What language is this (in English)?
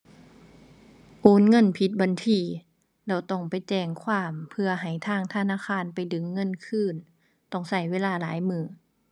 Thai